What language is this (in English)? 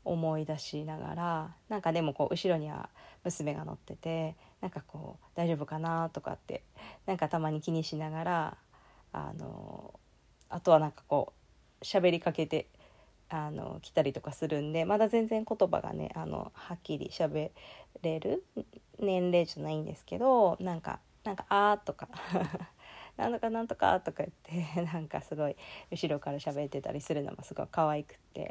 Japanese